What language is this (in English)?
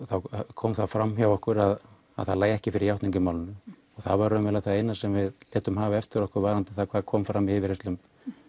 Icelandic